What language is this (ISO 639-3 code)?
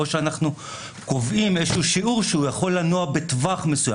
heb